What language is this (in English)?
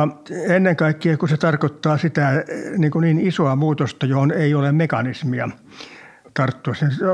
Finnish